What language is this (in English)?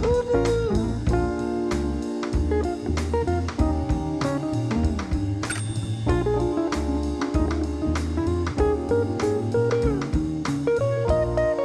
English